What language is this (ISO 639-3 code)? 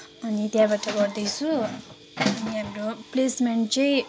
nep